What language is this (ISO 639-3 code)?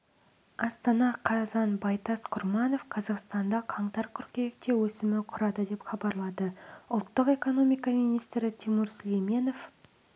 kaz